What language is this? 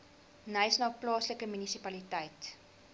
Afrikaans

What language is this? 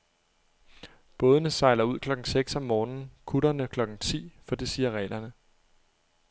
Danish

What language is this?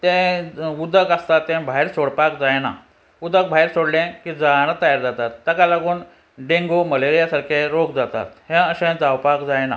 Konkani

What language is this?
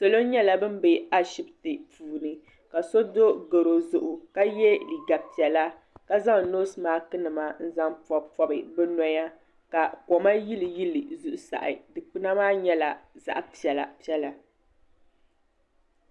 Dagbani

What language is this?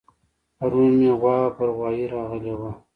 Pashto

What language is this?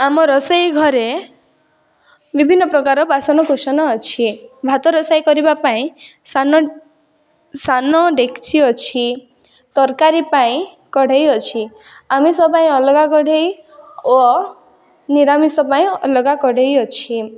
Odia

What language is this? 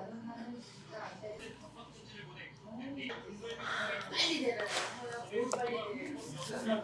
Korean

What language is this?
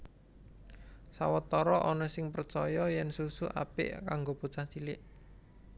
Javanese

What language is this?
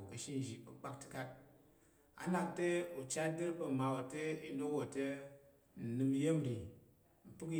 Tarok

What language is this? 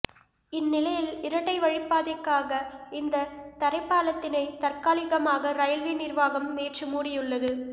Tamil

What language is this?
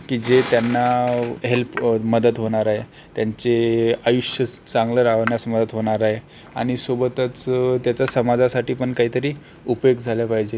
Marathi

